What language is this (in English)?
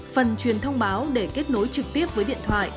Vietnamese